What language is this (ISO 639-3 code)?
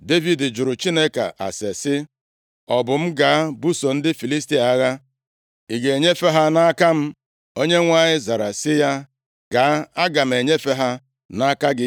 ibo